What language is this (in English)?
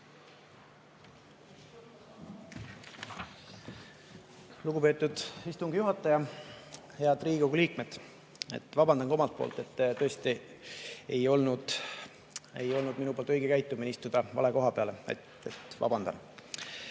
Estonian